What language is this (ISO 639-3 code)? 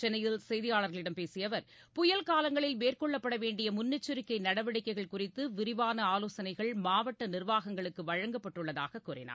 tam